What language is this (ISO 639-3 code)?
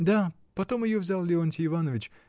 rus